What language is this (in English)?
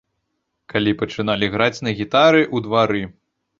Belarusian